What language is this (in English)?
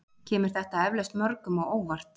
Icelandic